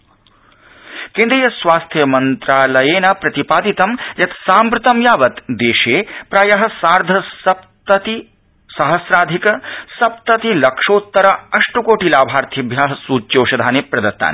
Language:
Sanskrit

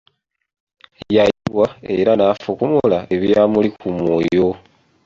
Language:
Ganda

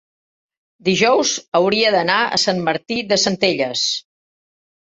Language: Catalan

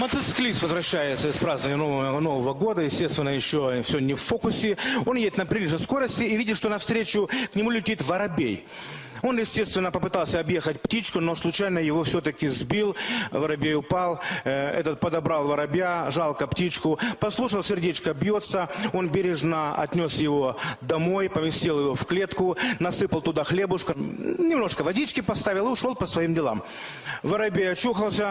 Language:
Russian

